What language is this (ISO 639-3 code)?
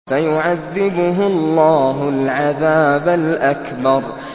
ara